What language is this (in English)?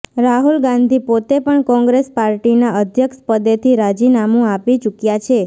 Gujarati